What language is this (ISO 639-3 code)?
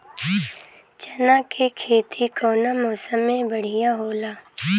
bho